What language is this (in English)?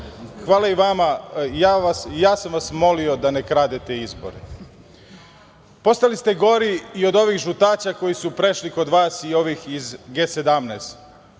Serbian